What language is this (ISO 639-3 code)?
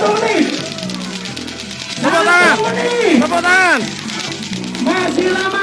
ind